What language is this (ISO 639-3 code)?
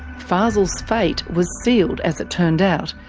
eng